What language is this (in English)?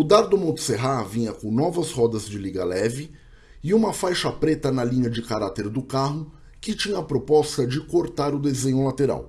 Portuguese